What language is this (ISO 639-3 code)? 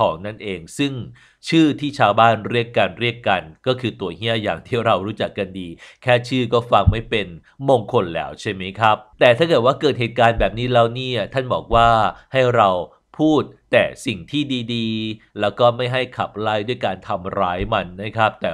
tha